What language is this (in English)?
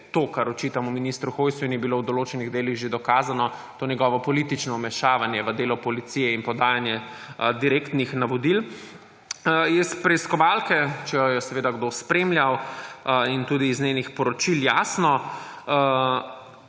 Slovenian